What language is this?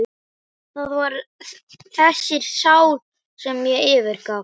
Icelandic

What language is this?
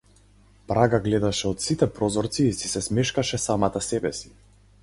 Macedonian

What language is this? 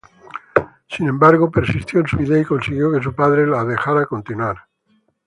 Spanish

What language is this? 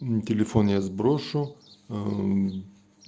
Russian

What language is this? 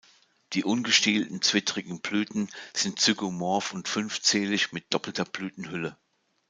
German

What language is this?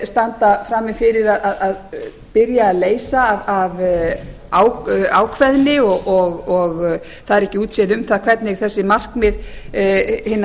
Icelandic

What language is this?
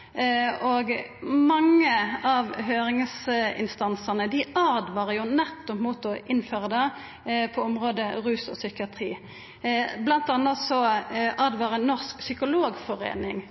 Norwegian Nynorsk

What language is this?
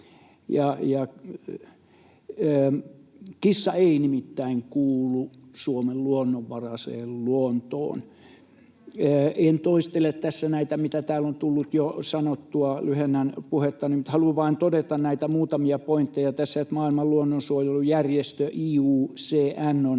Finnish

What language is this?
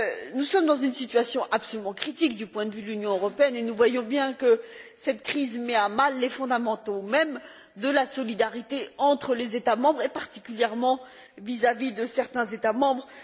French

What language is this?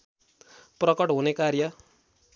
Nepali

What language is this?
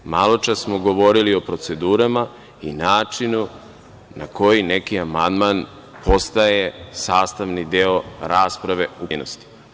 Serbian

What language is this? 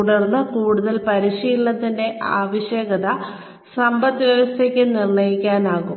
Malayalam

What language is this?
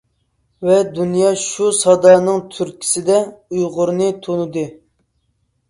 Uyghur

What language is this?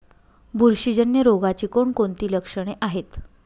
Marathi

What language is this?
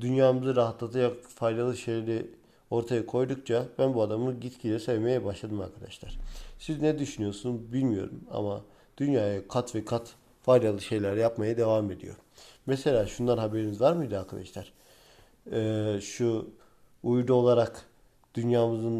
Turkish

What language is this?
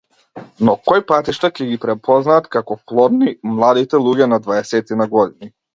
Macedonian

